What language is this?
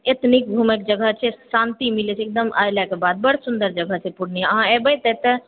Maithili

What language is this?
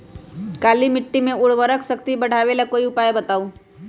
Magahi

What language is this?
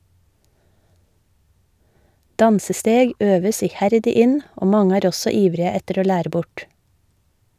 Norwegian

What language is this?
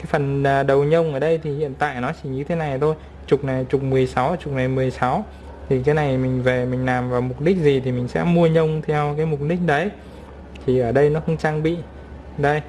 Vietnamese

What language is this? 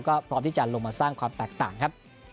Thai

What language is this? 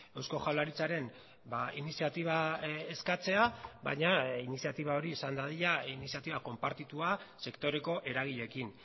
Basque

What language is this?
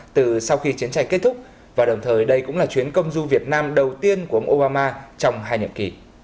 Vietnamese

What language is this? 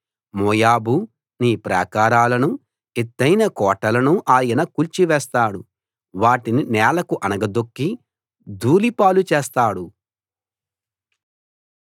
Telugu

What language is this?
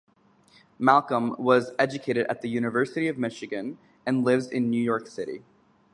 English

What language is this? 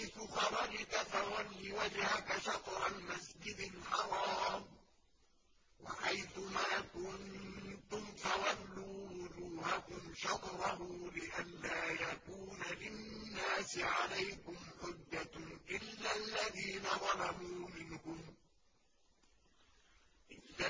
Arabic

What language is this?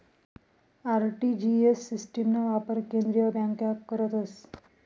Marathi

